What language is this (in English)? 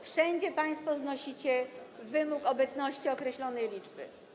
Polish